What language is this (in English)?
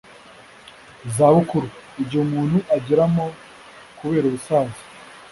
Kinyarwanda